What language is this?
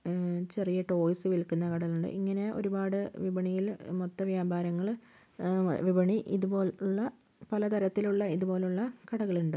Malayalam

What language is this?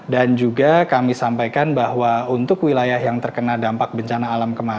Indonesian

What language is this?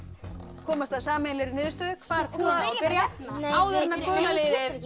Icelandic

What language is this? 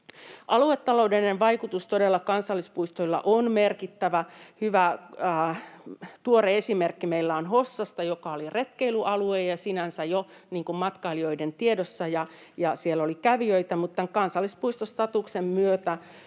Finnish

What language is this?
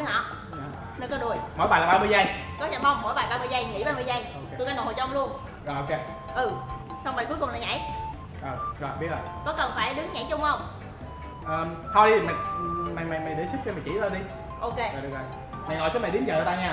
Vietnamese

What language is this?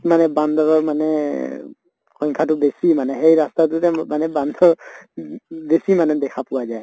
Assamese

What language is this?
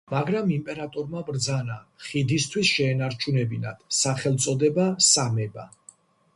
Georgian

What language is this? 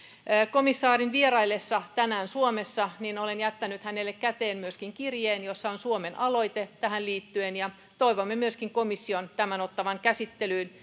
Finnish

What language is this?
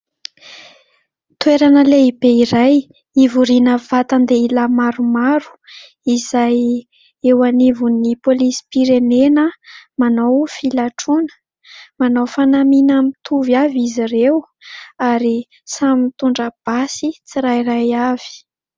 Malagasy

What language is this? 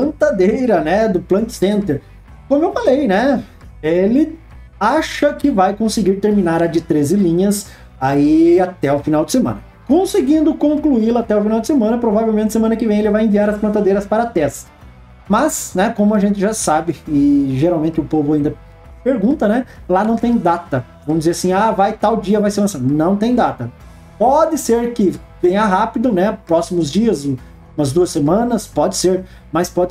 Portuguese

